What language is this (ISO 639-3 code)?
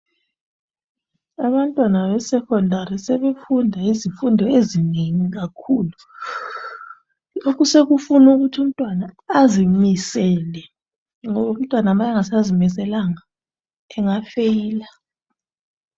nde